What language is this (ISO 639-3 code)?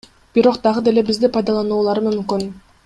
kir